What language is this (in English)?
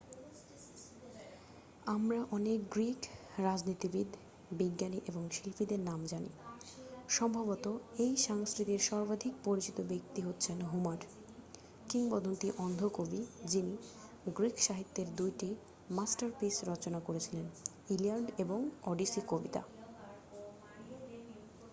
Bangla